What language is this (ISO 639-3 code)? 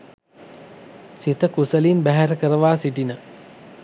sin